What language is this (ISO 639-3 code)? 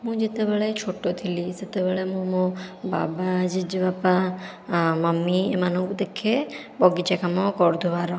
ori